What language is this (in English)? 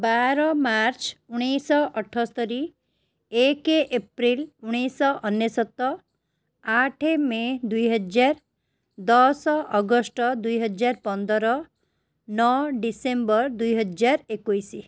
Odia